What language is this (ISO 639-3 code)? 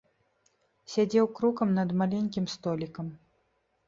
bel